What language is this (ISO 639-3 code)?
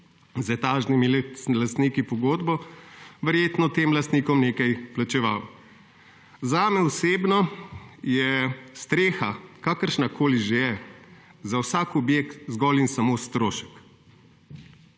slv